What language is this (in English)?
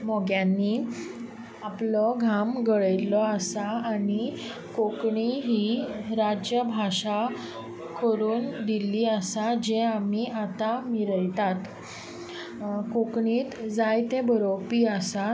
Konkani